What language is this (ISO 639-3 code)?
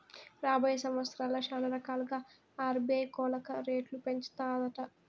tel